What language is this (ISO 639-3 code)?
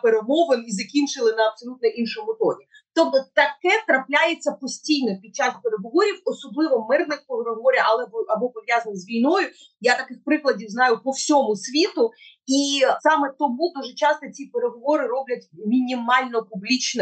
ukr